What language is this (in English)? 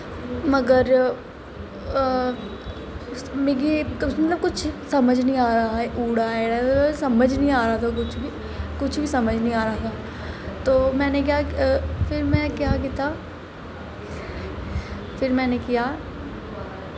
Dogri